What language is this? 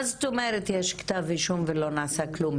Hebrew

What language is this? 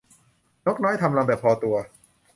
Thai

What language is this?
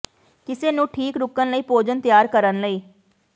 Punjabi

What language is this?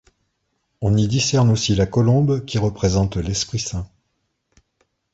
French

